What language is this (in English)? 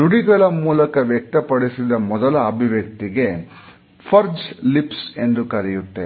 Kannada